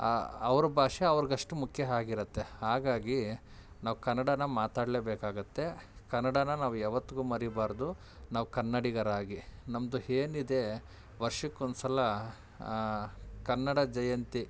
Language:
Kannada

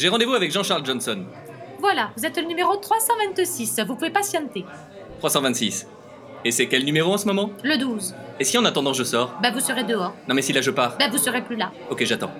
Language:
French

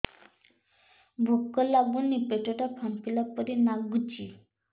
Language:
Odia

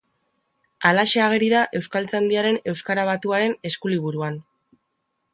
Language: Basque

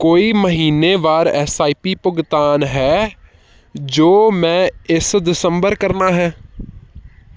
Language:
Punjabi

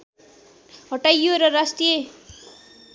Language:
Nepali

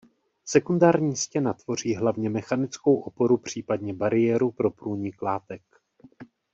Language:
Czech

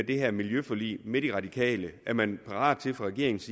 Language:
Danish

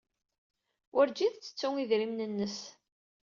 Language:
Kabyle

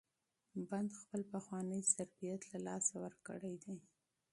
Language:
Pashto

